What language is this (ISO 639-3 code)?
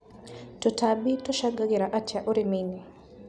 kik